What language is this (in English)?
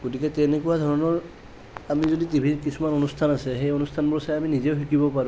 Assamese